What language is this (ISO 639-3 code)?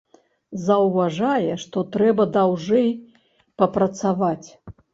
bel